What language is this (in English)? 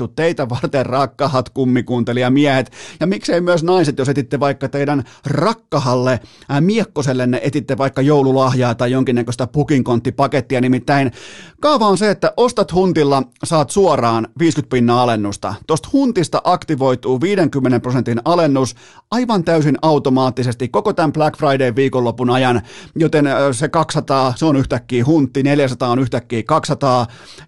Finnish